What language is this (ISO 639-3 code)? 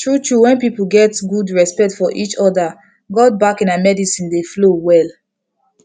pcm